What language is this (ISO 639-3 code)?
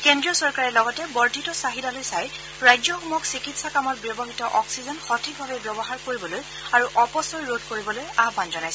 asm